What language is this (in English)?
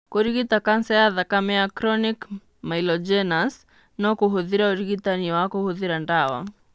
Kikuyu